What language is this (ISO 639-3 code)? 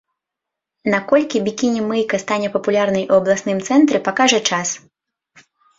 bel